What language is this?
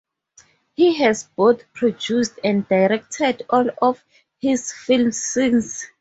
English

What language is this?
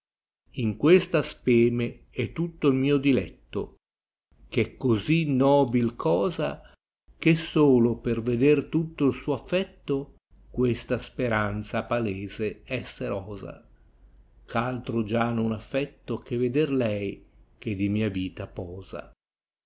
Italian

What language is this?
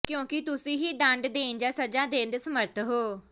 Punjabi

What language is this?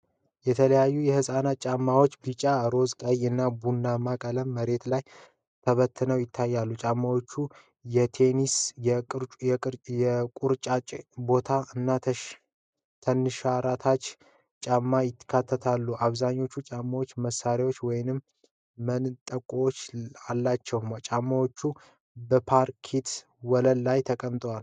Amharic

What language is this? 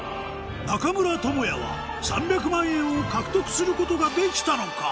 Japanese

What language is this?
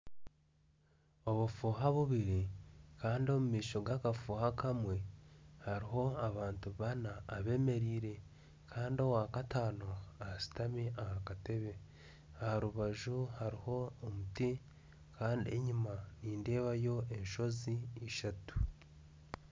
Nyankole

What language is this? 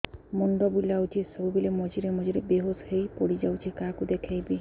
Odia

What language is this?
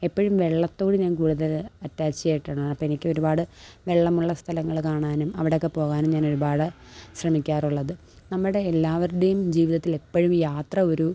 Malayalam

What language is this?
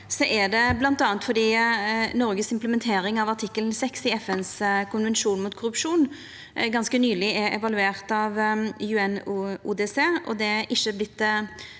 Norwegian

